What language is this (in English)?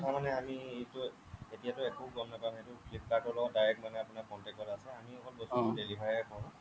Assamese